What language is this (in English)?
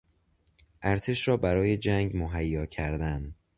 Persian